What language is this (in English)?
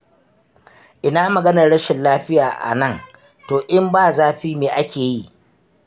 Hausa